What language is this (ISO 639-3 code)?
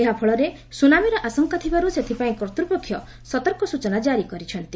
ori